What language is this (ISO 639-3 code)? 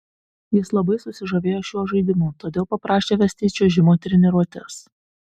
lit